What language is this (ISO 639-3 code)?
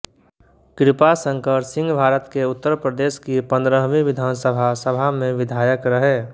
hin